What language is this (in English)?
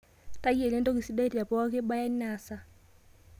Masai